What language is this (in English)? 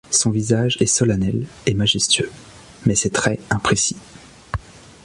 French